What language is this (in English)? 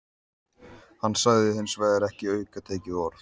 Icelandic